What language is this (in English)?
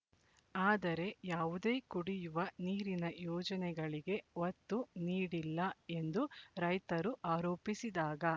Kannada